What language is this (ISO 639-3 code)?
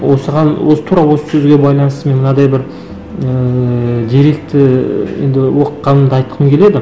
kaz